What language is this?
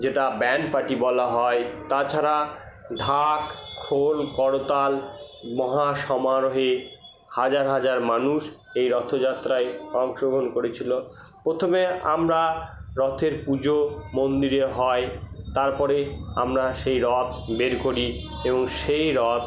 Bangla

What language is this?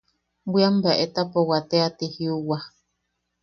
Yaqui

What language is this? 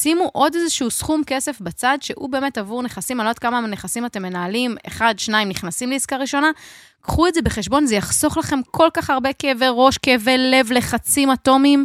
Hebrew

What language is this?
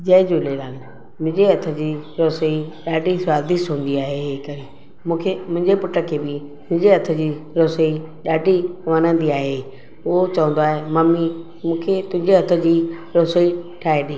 Sindhi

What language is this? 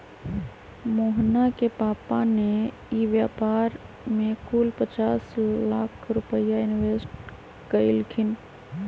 Magahi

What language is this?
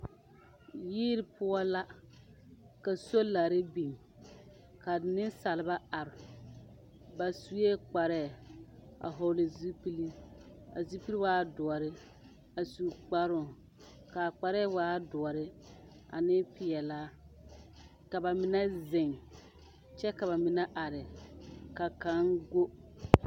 Southern Dagaare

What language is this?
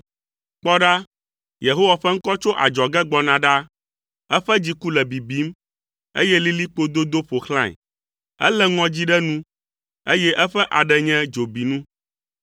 Ewe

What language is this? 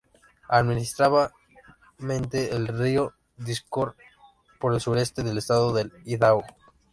Spanish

